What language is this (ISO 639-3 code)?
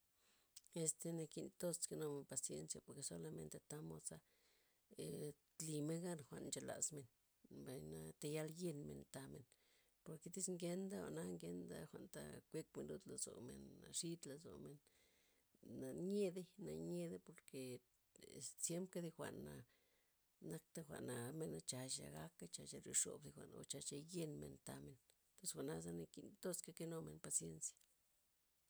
ztp